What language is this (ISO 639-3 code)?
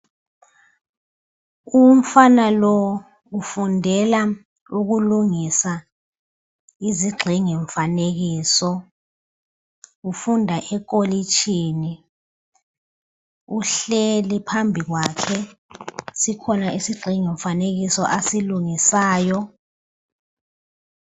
nde